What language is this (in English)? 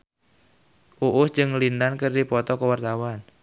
Sundanese